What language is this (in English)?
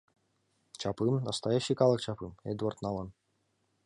Mari